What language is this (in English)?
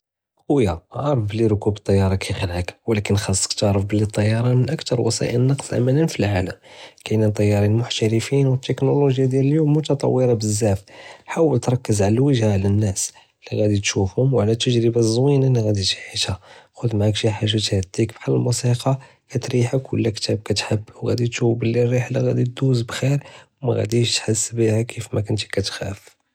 Judeo-Arabic